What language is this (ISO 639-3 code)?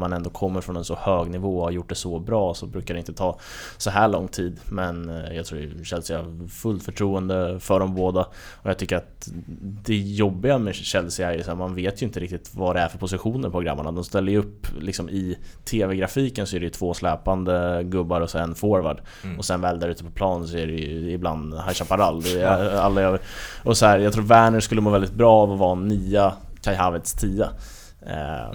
swe